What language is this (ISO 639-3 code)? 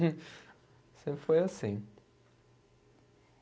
por